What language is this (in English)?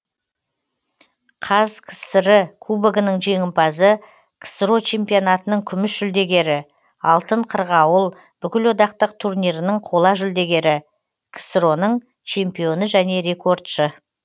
Kazakh